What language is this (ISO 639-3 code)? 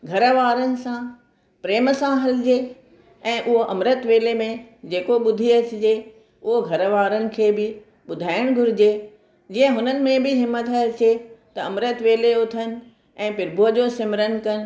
snd